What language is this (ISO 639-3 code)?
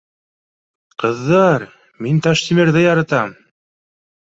bak